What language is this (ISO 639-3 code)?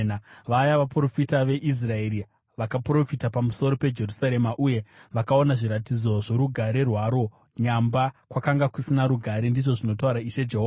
sna